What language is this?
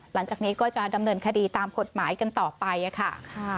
Thai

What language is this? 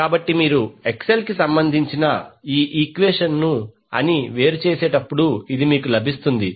Telugu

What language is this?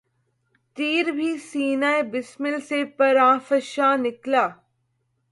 Urdu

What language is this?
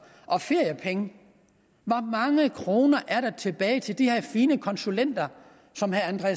Danish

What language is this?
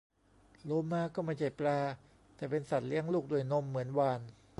Thai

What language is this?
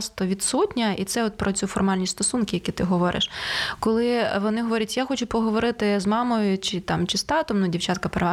Ukrainian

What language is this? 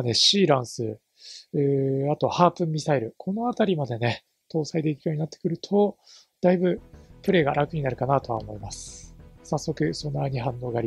Japanese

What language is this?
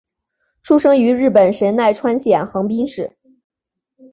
Chinese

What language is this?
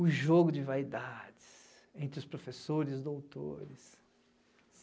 Portuguese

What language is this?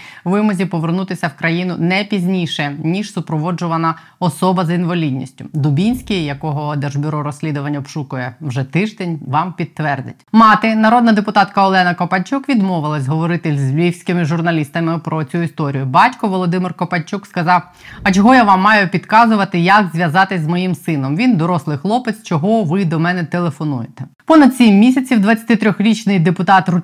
Ukrainian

